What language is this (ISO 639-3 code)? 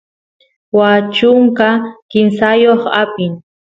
qus